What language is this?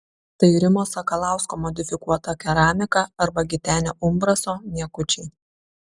Lithuanian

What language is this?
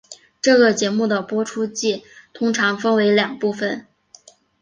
Chinese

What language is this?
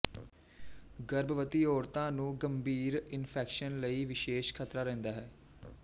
Punjabi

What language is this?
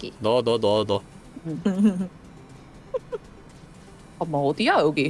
Korean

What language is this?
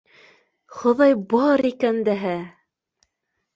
Bashkir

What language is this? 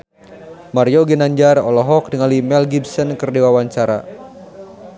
Sundanese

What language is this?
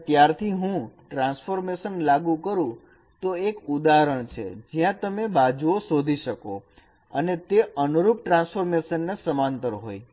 Gujarati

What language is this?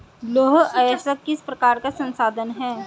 Hindi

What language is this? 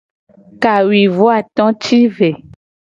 Gen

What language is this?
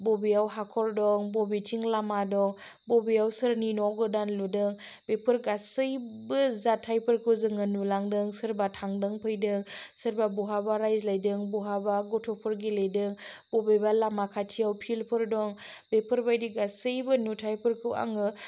Bodo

